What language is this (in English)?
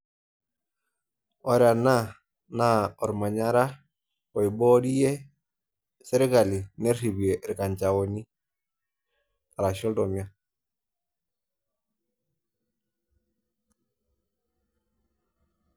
Masai